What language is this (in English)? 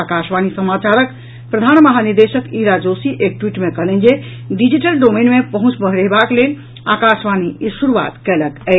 Maithili